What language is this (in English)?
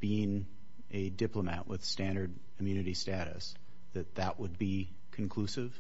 English